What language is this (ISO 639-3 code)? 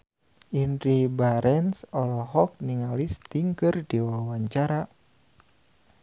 sun